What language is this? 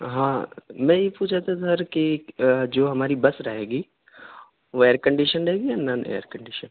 Urdu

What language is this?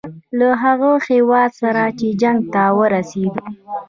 Pashto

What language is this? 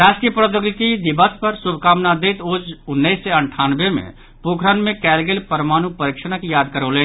Maithili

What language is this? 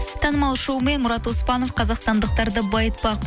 Kazakh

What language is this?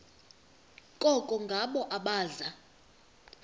Xhosa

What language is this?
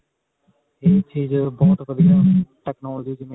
Punjabi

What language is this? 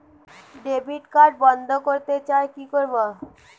Bangla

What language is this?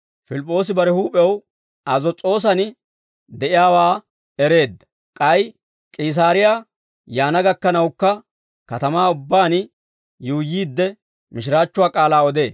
Dawro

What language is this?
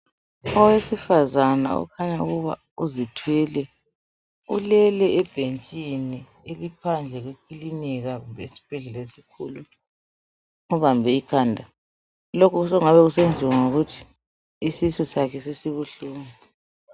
North Ndebele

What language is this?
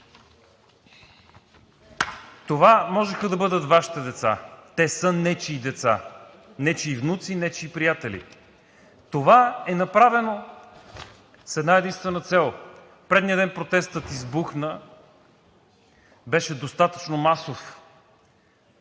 Bulgarian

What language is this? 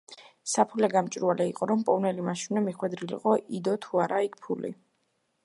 Georgian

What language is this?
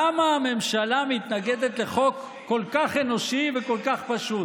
Hebrew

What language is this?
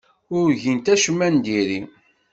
Kabyle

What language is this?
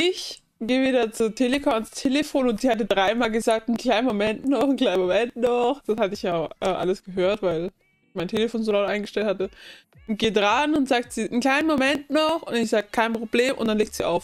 German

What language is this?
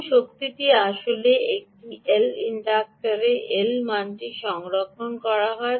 Bangla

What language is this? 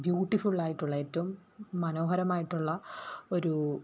Malayalam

